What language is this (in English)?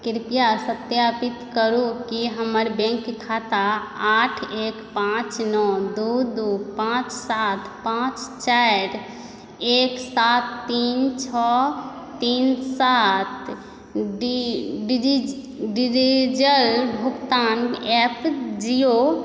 Maithili